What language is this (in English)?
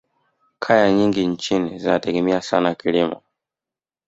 Swahili